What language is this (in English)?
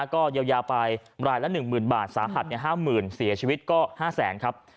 Thai